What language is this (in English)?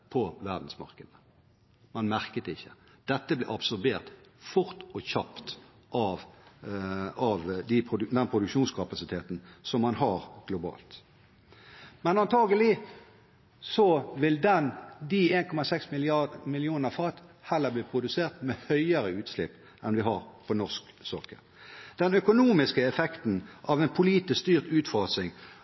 Norwegian Bokmål